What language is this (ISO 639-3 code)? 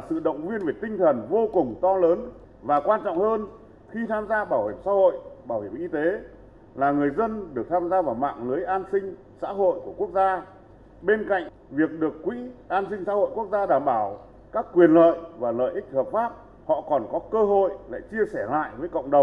vie